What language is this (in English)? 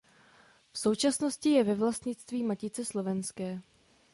Czech